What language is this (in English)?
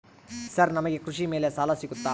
Kannada